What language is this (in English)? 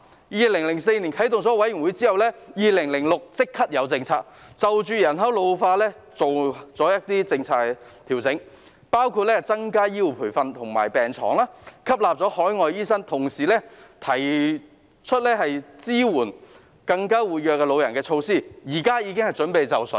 Cantonese